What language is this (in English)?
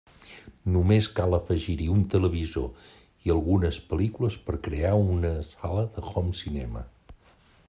Catalan